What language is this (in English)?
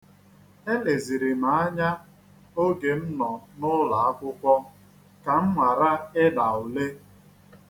Igbo